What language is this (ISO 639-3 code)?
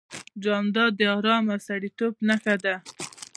pus